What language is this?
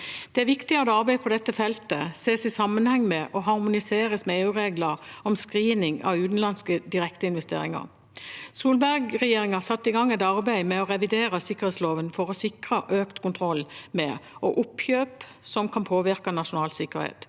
Norwegian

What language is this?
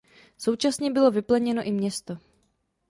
Czech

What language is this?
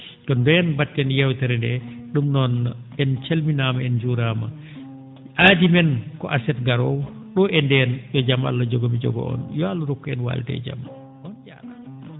Fula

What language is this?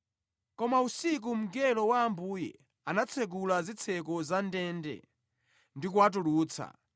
Nyanja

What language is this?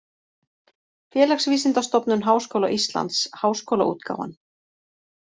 Icelandic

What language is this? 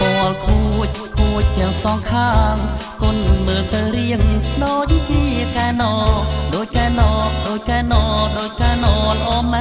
Thai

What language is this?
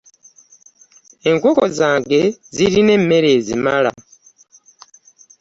Ganda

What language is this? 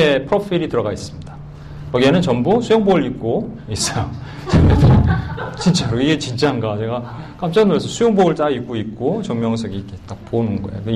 Korean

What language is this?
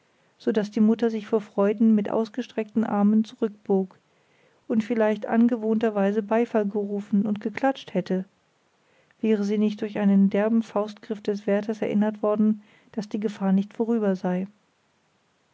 German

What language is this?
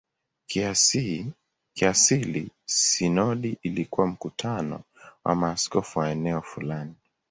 Swahili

